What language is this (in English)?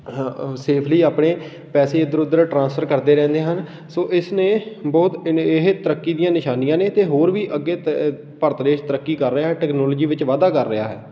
Punjabi